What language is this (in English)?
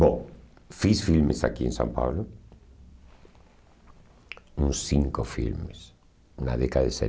Portuguese